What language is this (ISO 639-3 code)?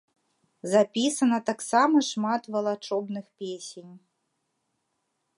bel